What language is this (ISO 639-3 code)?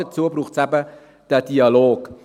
gsw